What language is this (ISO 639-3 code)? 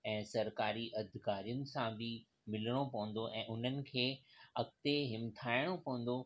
snd